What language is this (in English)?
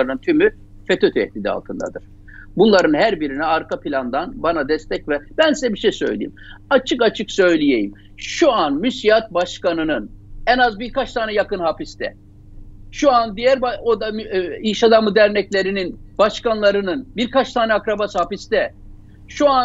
Turkish